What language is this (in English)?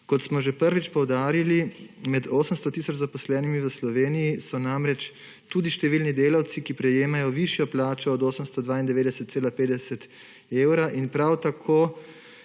Slovenian